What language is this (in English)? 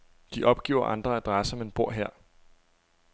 Danish